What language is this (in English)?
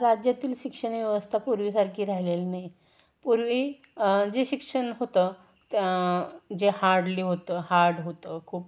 Marathi